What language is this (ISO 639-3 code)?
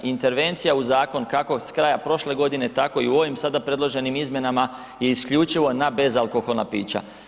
hrv